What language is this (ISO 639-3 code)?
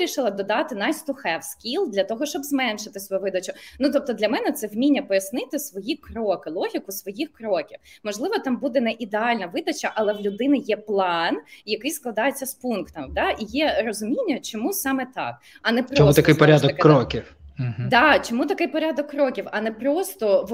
ukr